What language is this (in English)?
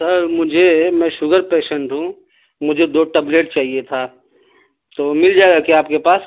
Urdu